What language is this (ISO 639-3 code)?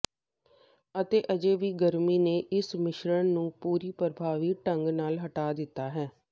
pan